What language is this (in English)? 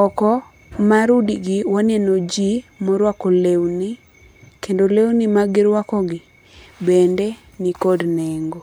Luo (Kenya and Tanzania)